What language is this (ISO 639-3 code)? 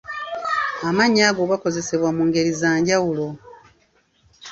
lug